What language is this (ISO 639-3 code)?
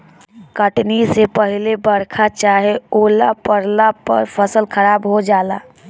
bho